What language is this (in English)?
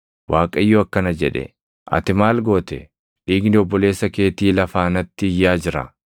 Oromo